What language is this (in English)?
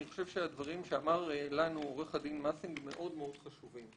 Hebrew